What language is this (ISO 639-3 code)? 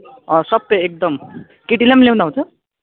nep